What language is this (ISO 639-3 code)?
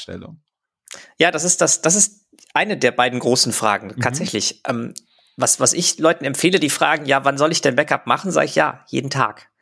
deu